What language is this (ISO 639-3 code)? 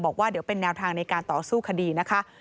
tha